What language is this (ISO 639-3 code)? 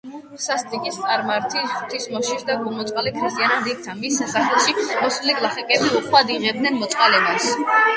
kat